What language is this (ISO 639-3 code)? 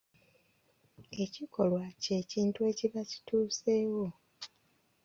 lug